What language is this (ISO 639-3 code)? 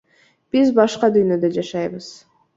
kir